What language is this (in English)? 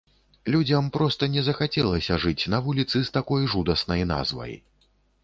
Belarusian